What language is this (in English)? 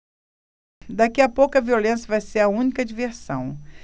Portuguese